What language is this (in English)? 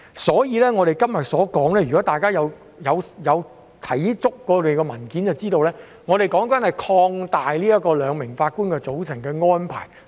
Cantonese